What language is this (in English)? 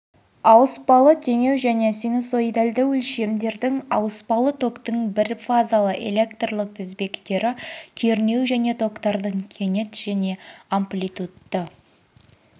Kazakh